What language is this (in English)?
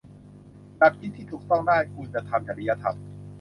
Thai